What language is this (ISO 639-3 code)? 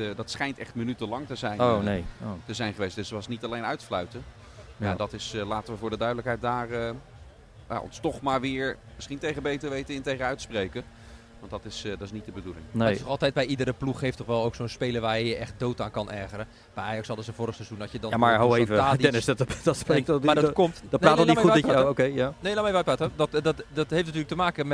nld